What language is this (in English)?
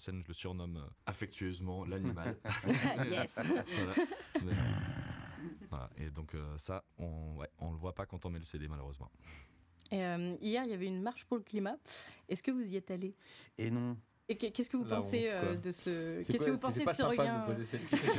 French